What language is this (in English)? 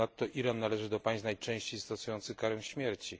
Polish